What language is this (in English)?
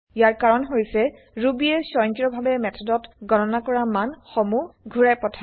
Assamese